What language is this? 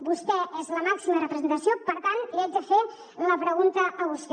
Catalan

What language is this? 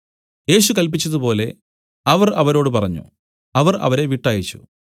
Malayalam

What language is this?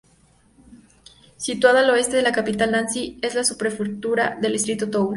Spanish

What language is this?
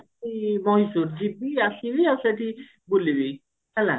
Odia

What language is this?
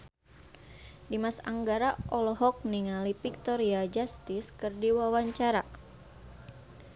Sundanese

